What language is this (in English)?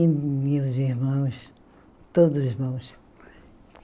Portuguese